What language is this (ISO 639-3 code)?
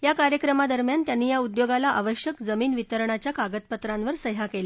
mar